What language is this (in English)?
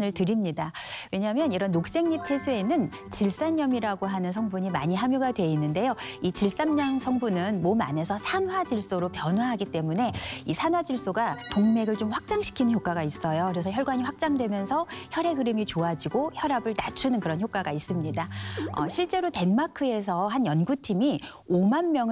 Korean